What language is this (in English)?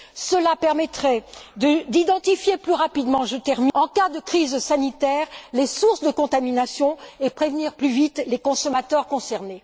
French